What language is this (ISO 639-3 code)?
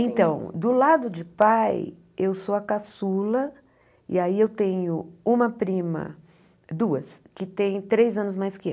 por